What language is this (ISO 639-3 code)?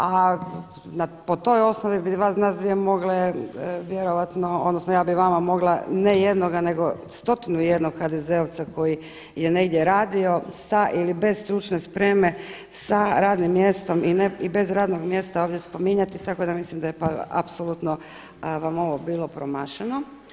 hrv